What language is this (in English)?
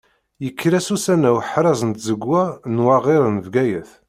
Kabyle